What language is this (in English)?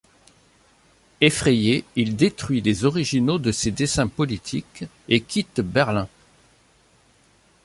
French